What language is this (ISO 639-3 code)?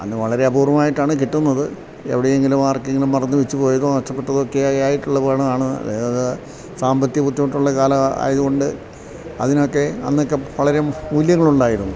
mal